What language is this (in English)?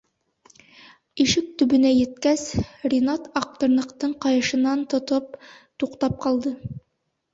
Bashkir